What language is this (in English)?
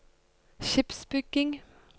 Norwegian